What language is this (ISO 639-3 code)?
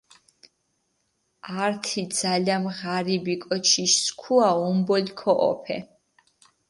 xmf